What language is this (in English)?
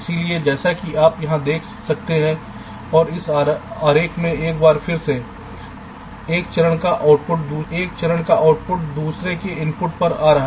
Hindi